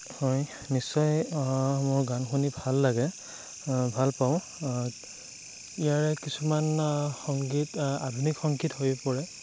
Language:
Assamese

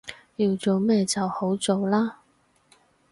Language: Cantonese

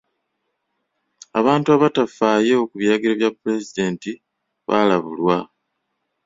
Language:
Ganda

